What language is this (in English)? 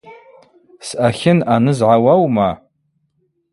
Abaza